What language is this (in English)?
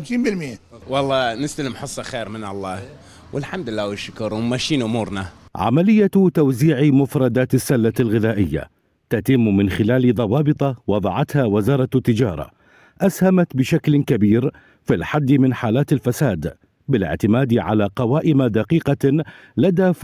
Arabic